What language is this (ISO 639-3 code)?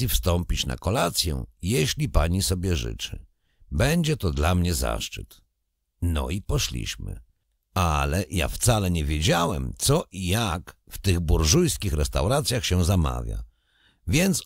pol